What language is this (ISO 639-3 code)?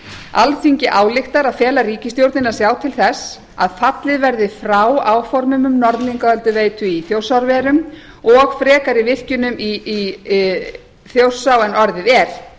isl